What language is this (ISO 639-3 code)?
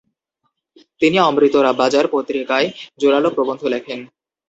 ben